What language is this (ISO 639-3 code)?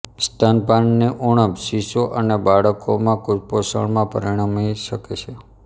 guj